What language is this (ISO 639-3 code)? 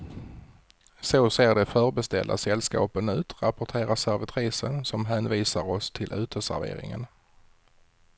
swe